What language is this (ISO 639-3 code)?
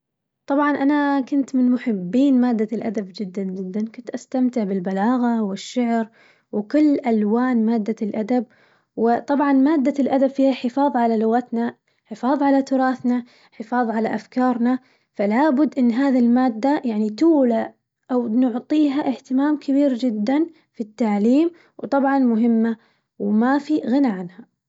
ars